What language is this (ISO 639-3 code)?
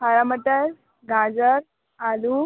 hin